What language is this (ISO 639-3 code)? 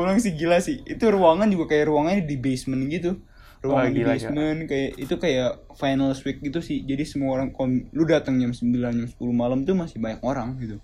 ind